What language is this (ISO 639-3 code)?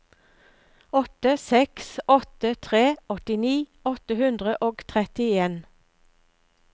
nor